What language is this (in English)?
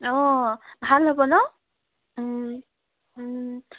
Assamese